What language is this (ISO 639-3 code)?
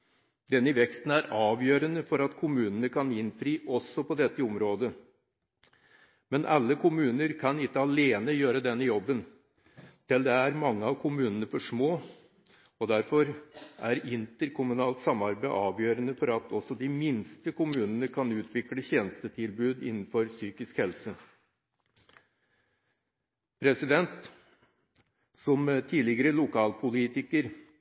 nob